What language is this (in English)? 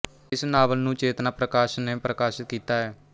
Punjabi